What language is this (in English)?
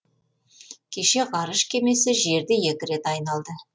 Kazakh